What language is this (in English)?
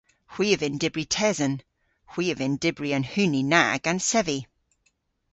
Cornish